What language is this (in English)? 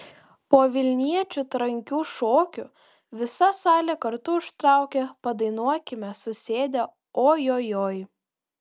Lithuanian